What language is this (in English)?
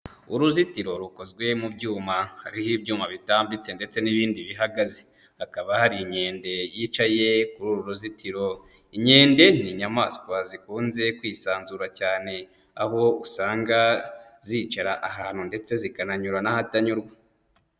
Kinyarwanda